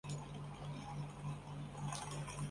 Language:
Chinese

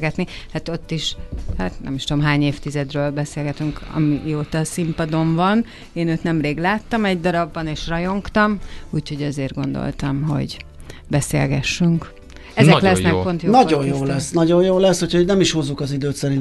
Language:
Hungarian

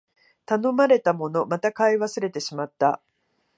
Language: Japanese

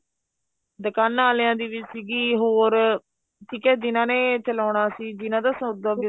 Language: Punjabi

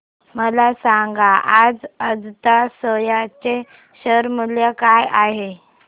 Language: Marathi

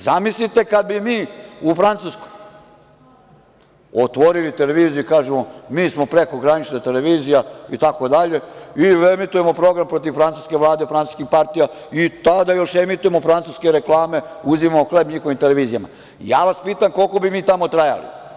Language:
Serbian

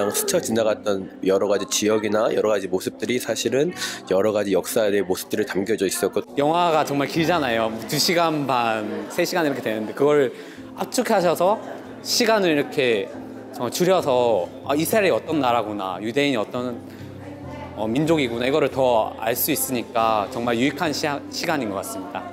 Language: Korean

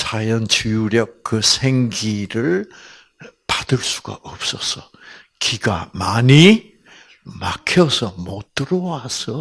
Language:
Korean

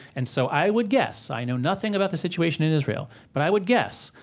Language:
English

